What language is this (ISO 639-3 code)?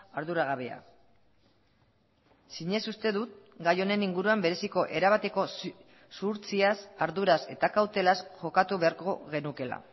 eus